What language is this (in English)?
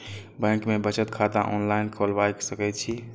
Maithili